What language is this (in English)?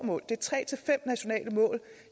Danish